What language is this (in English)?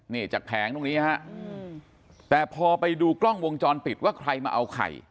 Thai